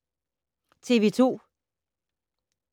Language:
Danish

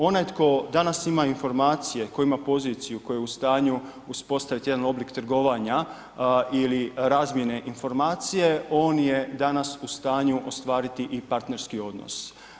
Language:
Croatian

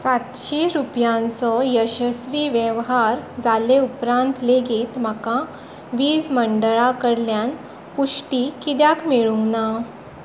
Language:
Konkani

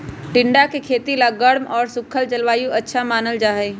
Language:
Magahi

